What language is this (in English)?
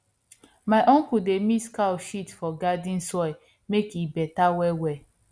Nigerian Pidgin